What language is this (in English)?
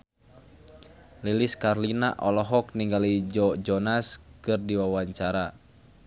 Sundanese